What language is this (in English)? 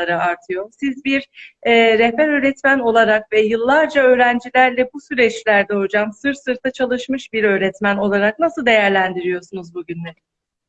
Turkish